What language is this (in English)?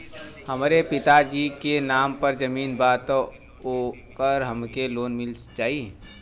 Bhojpuri